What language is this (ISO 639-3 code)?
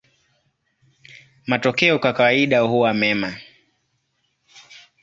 swa